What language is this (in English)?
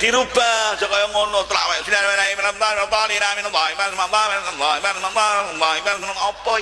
Indonesian